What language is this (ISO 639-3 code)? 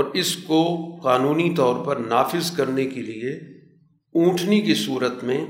urd